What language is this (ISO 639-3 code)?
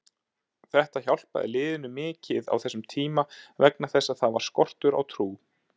isl